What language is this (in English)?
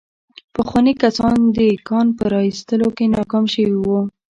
Pashto